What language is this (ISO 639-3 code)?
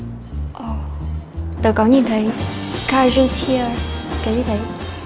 vie